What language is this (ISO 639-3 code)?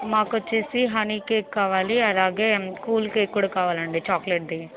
tel